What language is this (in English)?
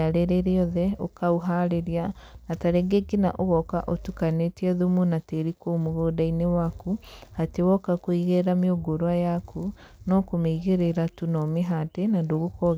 Kikuyu